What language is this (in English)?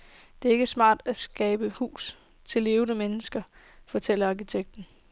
Danish